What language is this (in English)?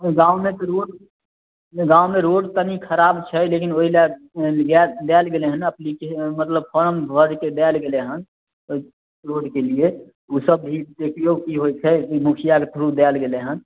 Maithili